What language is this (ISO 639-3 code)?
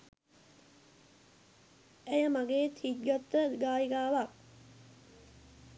sin